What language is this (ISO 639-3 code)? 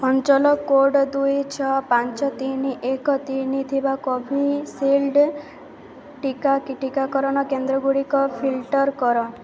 ori